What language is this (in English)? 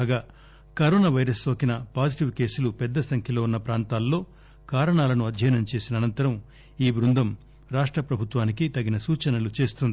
Telugu